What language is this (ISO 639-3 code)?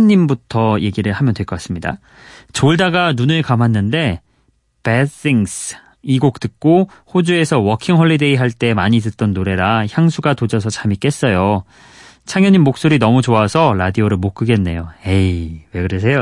kor